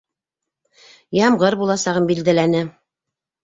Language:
Bashkir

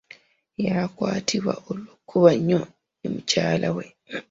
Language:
Ganda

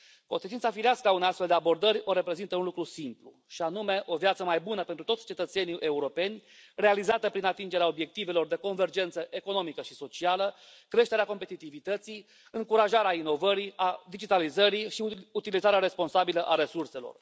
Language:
Romanian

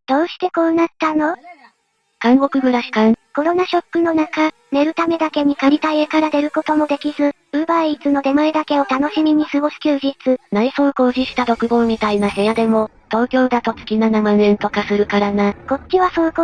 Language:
Japanese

